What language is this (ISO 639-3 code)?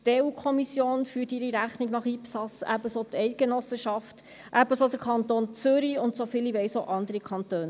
gsw